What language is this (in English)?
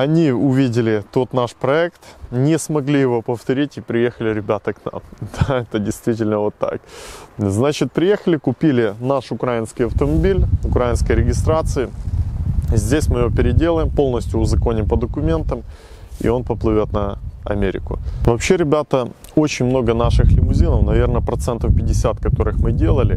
Russian